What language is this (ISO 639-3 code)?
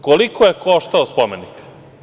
srp